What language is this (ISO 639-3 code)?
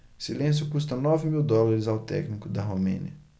por